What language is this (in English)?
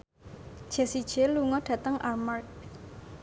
Javanese